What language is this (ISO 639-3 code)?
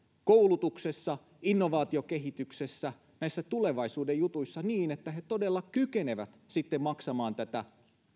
fin